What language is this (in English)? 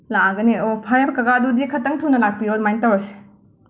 Manipuri